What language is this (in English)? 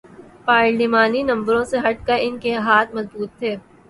Urdu